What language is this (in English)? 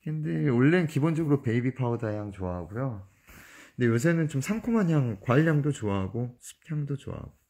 Korean